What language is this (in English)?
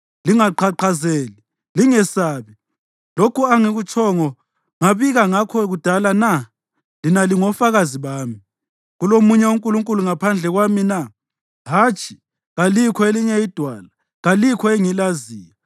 North Ndebele